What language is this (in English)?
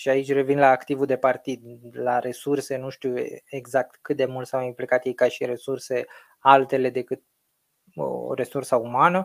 Romanian